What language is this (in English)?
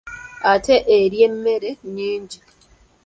Ganda